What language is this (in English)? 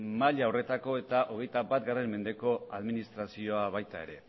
Basque